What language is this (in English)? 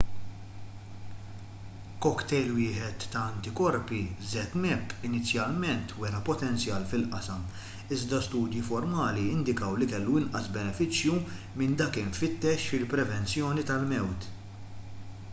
Maltese